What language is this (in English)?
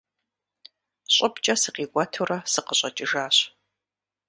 Kabardian